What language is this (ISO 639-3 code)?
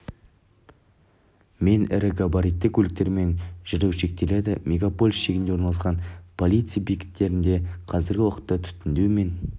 kaz